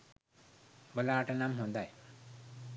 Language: Sinhala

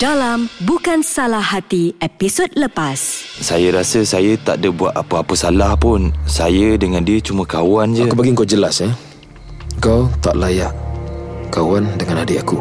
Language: Malay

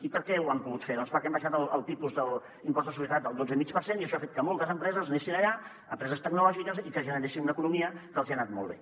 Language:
Catalan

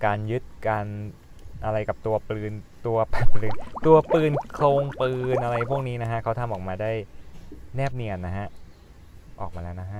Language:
Thai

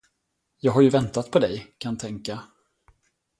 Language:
Swedish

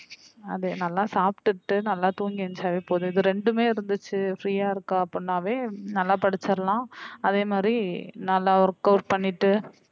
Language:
Tamil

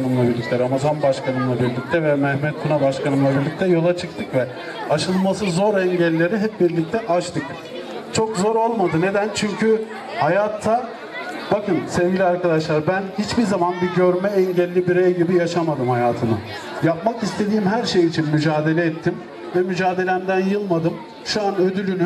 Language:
Turkish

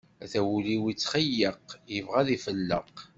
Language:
Kabyle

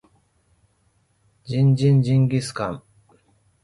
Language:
Japanese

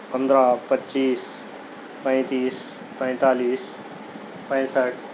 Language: Urdu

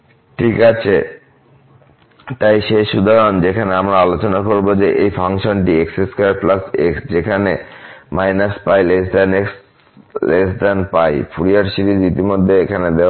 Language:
Bangla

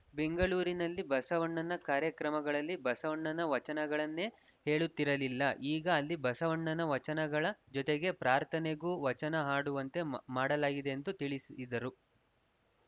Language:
Kannada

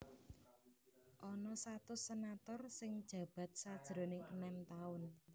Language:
Javanese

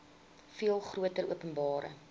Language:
Afrikaans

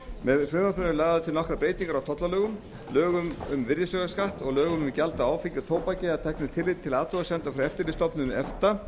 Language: Icelandic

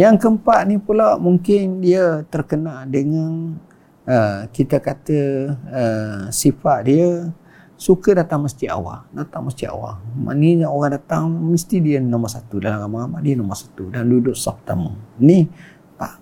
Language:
Malay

